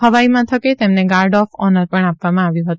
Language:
Gujarati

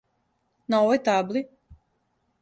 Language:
Serbian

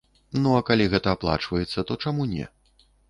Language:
Belarusian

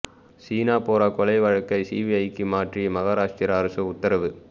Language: Tamil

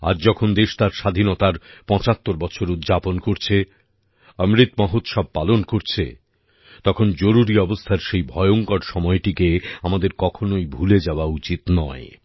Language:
Bangla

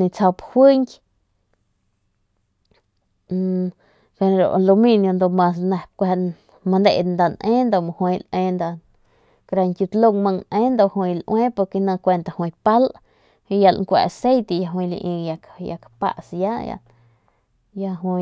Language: Northern Pame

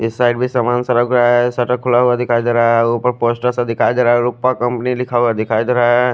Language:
Hindi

